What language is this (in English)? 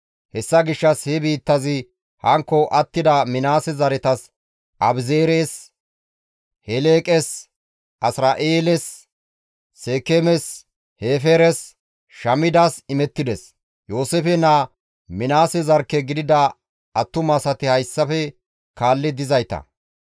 Gamo